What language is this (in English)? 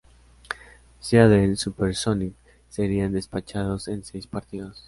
Spanish